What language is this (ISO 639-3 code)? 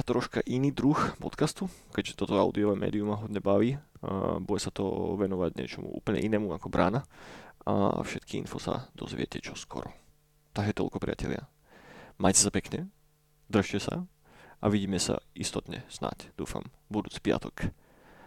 slk